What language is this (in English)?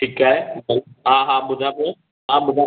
Sindhi